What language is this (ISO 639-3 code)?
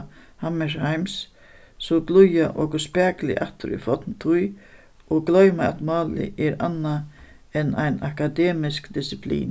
fao